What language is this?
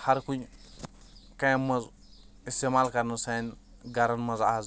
Kashmiri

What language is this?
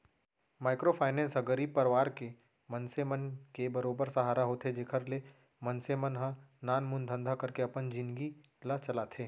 Chhattisgarhi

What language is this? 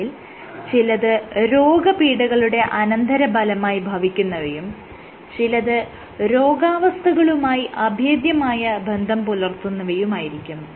Malayalam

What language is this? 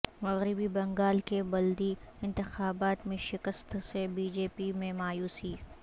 Urdu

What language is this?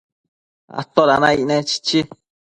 Matsés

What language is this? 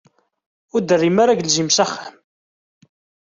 Kabyle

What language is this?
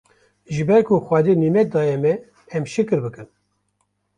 Kurdish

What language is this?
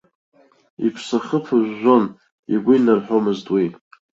Abkhazian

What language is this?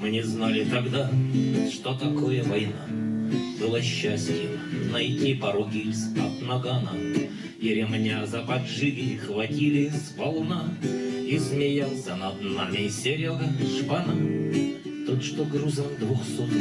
Russian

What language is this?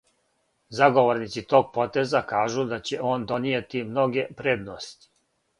Serbian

